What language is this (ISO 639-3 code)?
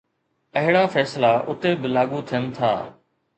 snd